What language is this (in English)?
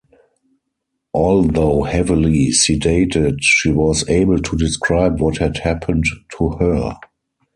English